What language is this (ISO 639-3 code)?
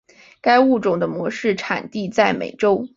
zho